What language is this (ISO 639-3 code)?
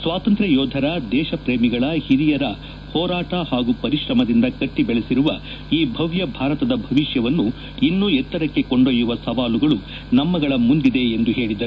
kan